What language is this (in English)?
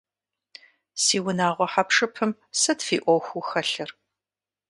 Kabardian